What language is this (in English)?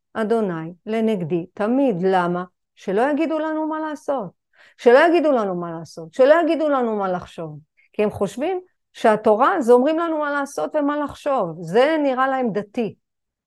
Hebrew